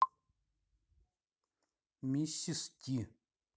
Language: Russian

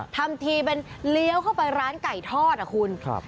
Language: Thai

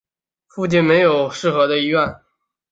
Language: Chinese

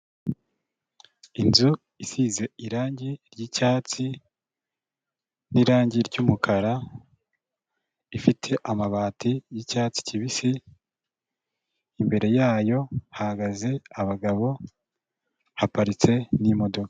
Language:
Kinyarwanda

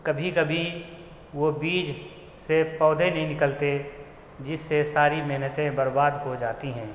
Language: Urdu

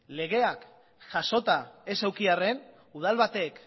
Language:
Basque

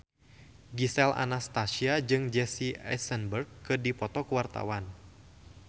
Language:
Sundanese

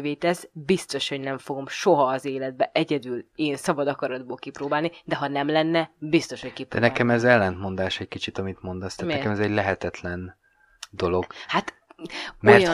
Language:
Hungarian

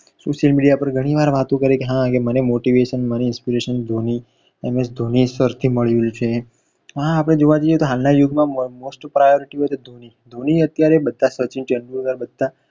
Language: Gujarati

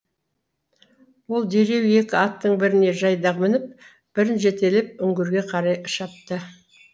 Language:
Kazakh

